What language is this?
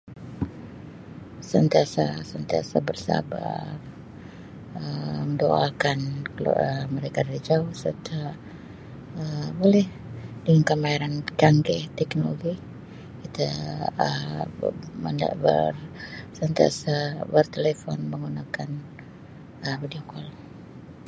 Sabah Malay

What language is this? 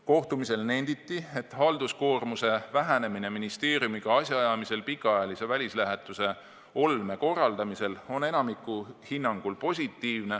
Estonian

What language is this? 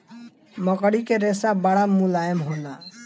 Bhojpuri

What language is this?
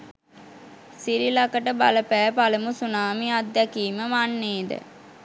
Sinhala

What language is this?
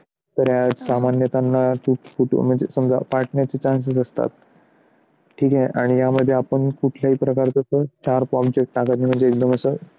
Marathi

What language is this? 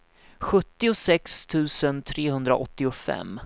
Swedish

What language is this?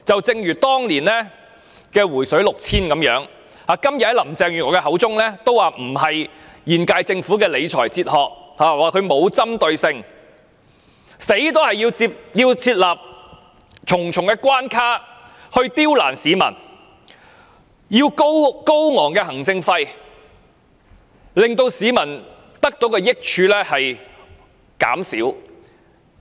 Cantonese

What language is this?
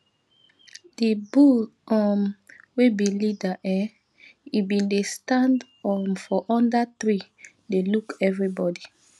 Nigerian Pidgin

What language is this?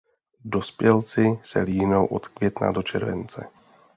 Czech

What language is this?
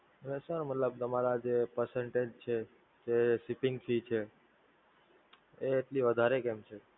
Gujarati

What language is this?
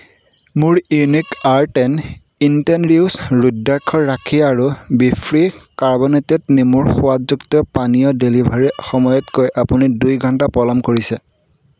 Assamese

